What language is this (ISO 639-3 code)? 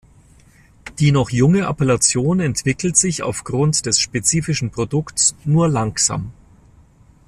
deu